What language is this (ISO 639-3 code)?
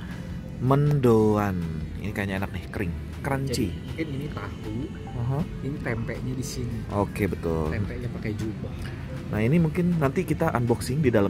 ind